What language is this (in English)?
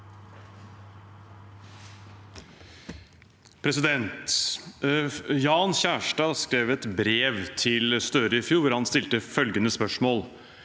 Norwegian